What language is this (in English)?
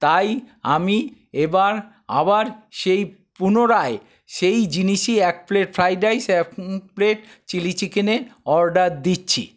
Bangla